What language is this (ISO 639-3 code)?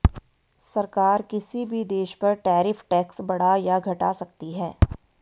hin